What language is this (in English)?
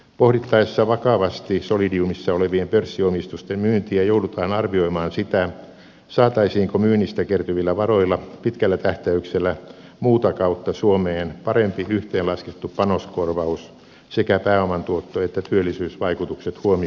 Finnish